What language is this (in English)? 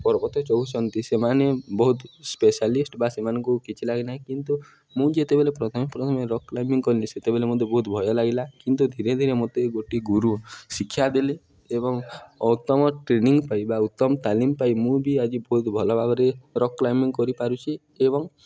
Odia